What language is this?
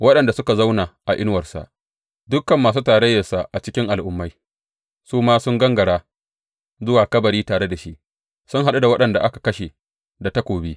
Hausa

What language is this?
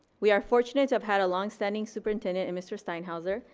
English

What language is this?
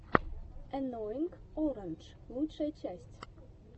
Russian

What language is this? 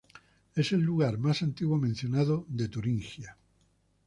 Spanish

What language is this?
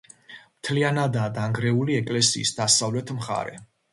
Georgian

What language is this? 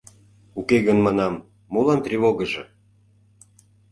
Mari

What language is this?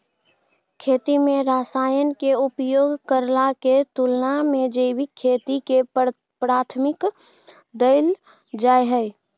Maithili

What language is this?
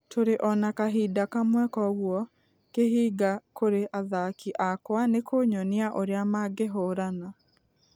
Kikuyu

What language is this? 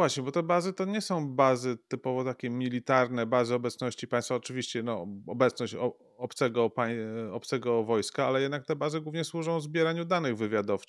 Polish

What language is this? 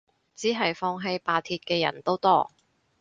Cantonese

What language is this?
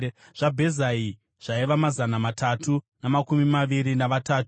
Shona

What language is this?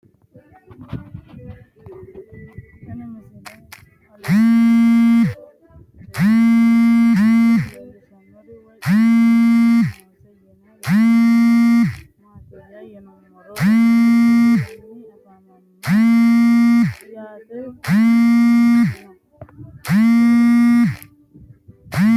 Sidamo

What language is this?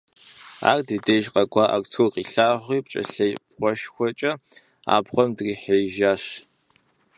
Kabardian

